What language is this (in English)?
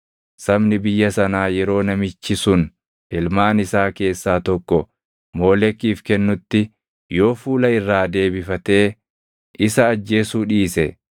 Oromo